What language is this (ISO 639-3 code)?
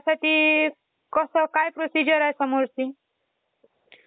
mar